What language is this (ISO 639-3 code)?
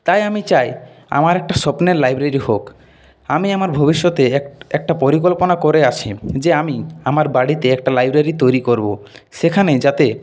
ben